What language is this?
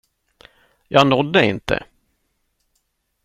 Swedish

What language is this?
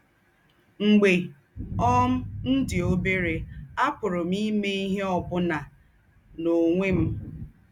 Igbo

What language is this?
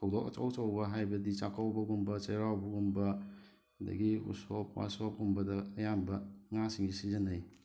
Manipuri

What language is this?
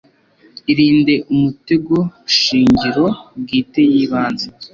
Kinyarwanda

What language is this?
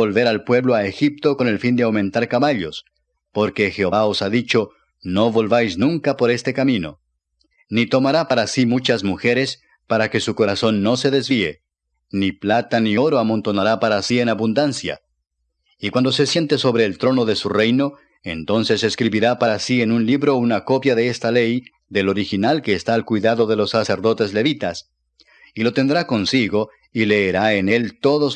Spanish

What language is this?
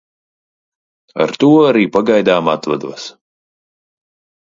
Latvian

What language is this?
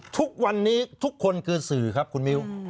Thai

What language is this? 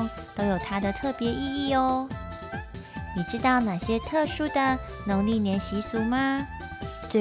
Chinese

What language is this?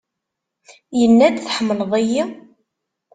Kabyle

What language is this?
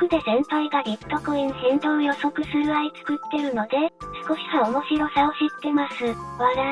Japanese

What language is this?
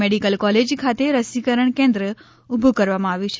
Gujarati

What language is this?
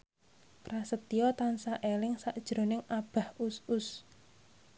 Javanese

